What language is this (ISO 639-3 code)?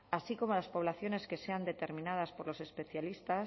spa